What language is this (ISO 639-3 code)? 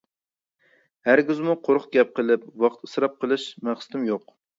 uig